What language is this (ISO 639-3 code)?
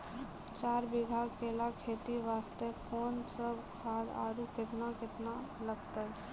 mai